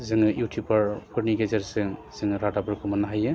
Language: Bodo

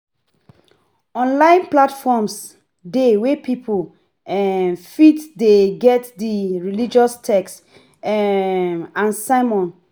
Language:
Nigerian Pidgin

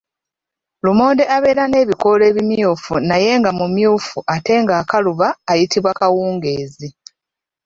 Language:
Ganda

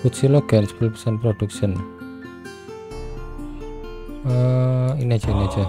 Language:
Indonesian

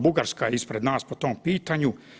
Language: Croatian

